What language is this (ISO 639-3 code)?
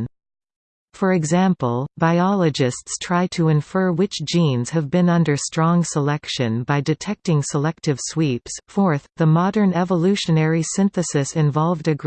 eng